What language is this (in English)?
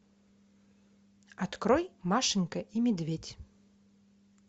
Russian